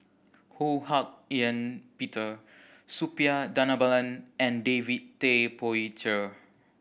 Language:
English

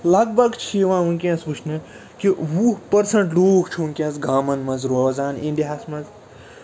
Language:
Kashmiri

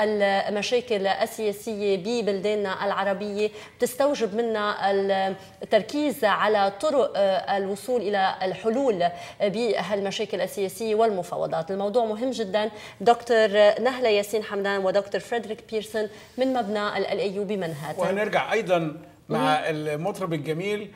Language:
Arabic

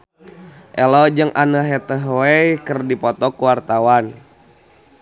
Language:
Sundanese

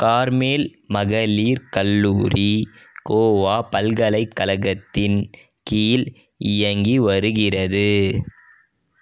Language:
Tamil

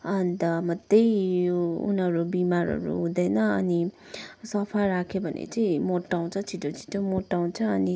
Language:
Nepali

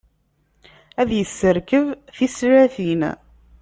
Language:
Kabyle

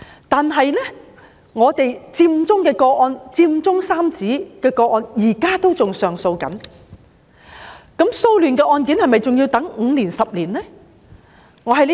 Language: Cantonese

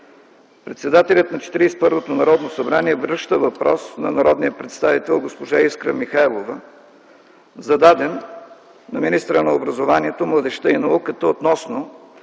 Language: Bulgarian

